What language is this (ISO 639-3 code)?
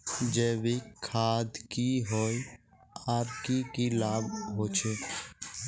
mag